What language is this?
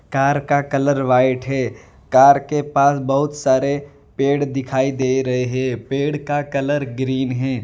Hindi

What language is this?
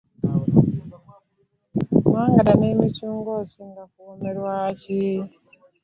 Ganda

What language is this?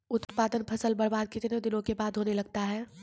Maithili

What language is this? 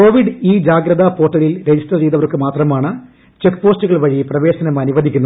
Malayalam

